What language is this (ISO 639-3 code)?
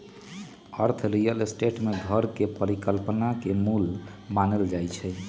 mag